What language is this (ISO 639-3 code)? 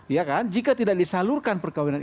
ind